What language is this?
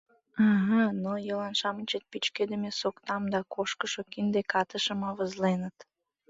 Mari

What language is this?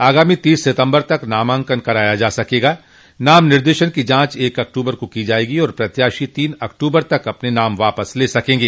Hindi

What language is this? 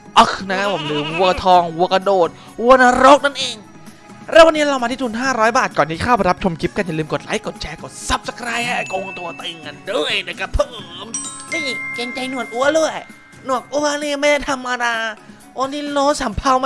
Thai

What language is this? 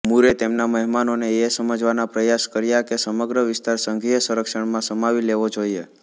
Gujarati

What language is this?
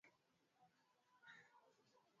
Swahili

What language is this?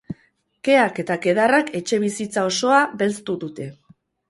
Basque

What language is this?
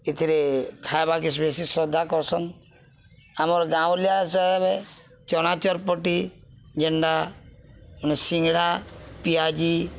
Odia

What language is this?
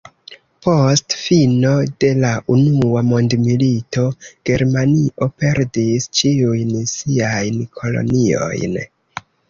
Esperanto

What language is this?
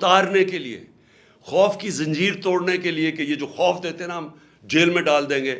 Urdu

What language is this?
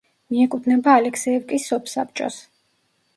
Georgian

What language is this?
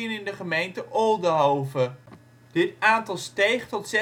Dutch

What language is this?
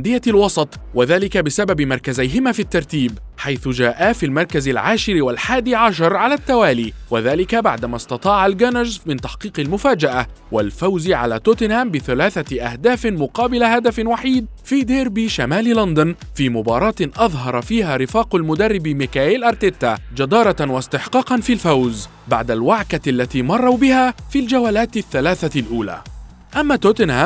Arabic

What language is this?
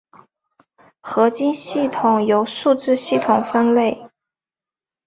Chinese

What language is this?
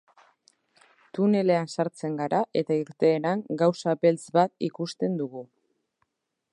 Basque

